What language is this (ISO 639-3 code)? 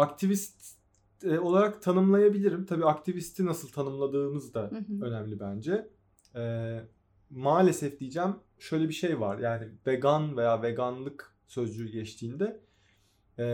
tur